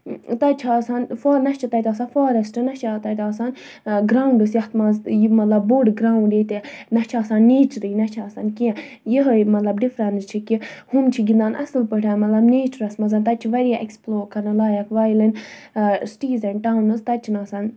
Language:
Kashmiri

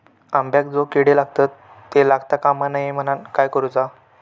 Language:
Marathi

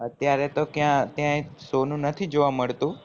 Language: Gujarati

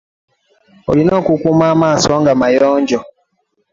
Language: Ganda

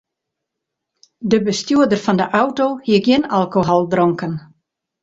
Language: Western Frisian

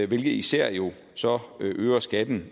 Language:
Danish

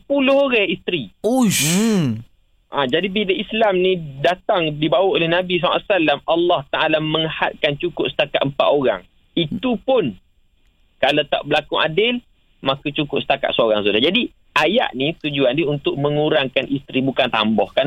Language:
Malay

